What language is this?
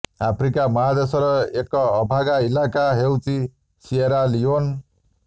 Odia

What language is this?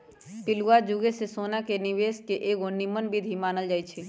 Magahi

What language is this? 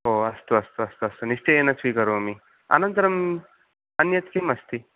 Sanskrit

